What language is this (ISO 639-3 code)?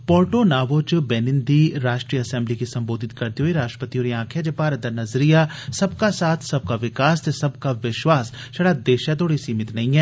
doi